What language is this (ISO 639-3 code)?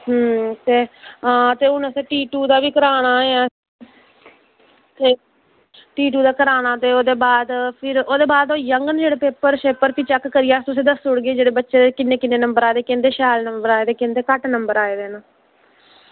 doi